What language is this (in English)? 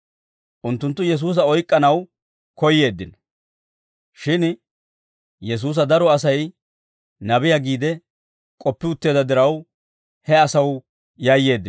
Dawro